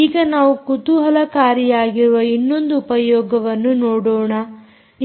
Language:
Kannada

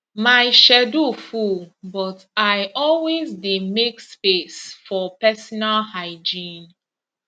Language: Nigerian Pidgin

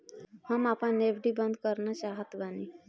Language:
Bhojpuri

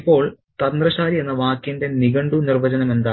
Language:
Malayalam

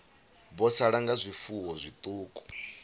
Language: Venda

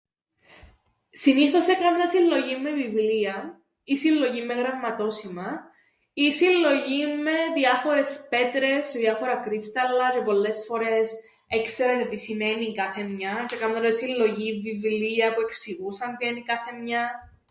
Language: Greek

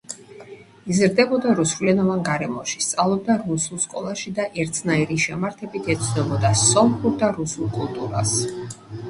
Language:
Georgian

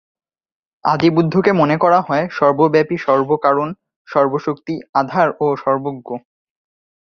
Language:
Bangla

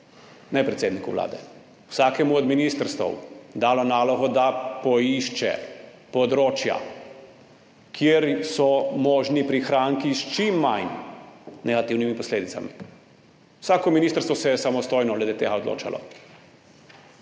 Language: Slovenian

